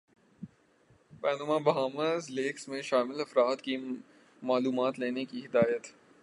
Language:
Urdu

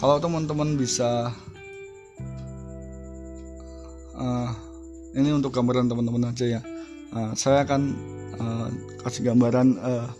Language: Indonesian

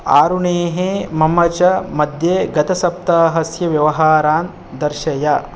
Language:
Sanskrit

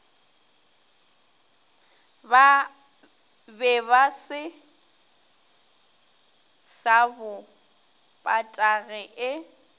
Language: Northern Sotho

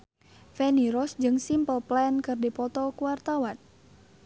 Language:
Sundanese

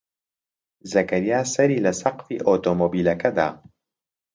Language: Central Kurdish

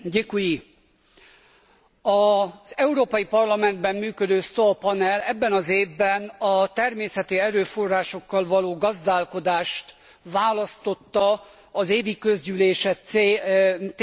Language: Hungarian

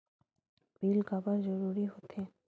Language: Chhattisgarhi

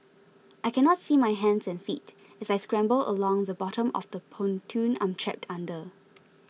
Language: English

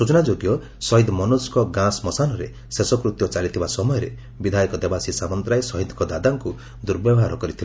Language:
Odia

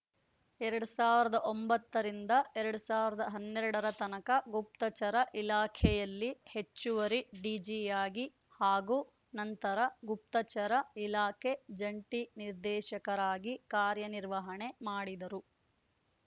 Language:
Kannada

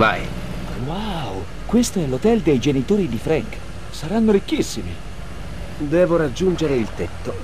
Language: Italian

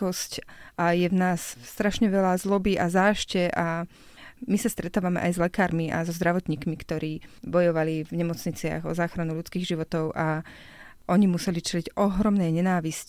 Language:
Slovak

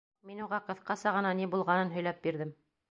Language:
Bashkir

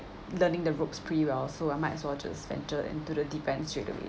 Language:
English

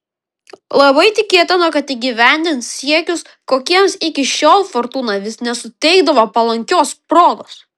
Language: Lithuanian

